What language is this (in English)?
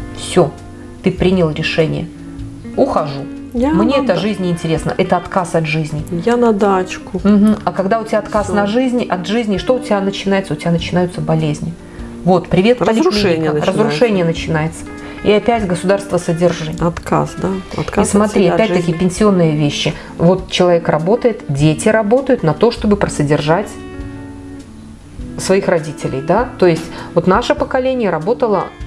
Russian